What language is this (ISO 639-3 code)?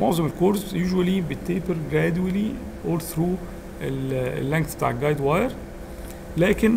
ara